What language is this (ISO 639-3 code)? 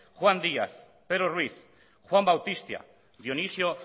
eus